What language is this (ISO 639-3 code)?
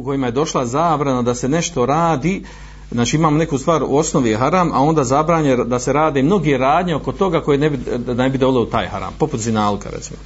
hrv